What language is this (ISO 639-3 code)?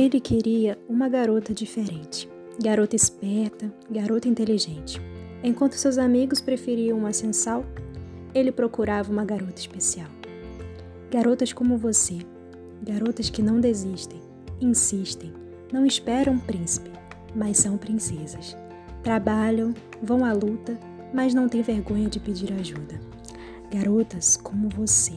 por